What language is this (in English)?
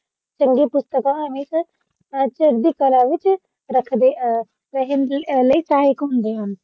Punjabi